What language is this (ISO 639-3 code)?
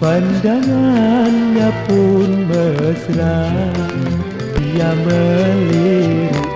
ind